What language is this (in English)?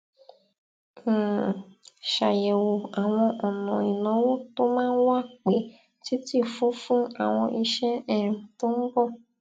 Yoruba